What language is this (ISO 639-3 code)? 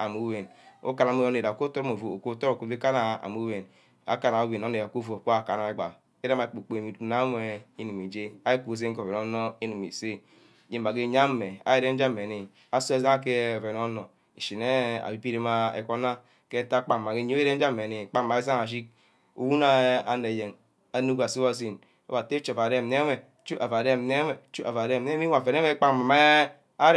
byc